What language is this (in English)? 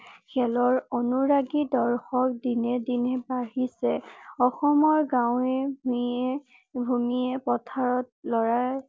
Assamese